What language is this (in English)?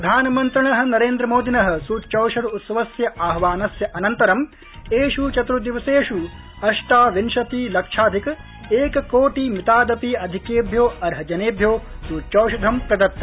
Sanskrit